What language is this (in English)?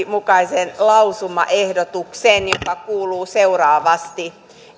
Finnish